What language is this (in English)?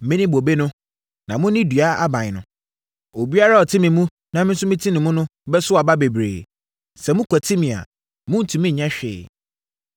Akan